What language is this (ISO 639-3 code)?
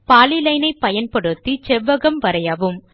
tam